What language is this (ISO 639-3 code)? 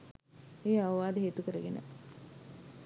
sin